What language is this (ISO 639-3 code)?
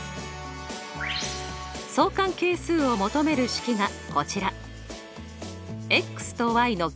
jpn